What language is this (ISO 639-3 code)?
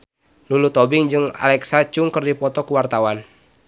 sun